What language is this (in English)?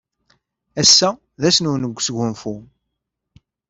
Kabyle